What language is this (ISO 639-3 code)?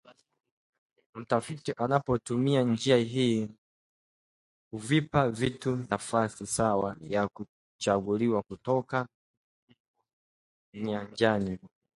swa